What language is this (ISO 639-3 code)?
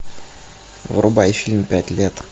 rus